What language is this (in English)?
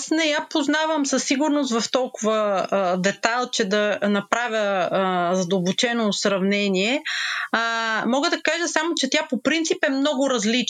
Bulgarian